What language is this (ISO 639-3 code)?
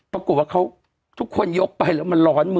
tha